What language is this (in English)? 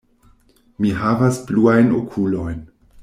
Esperanto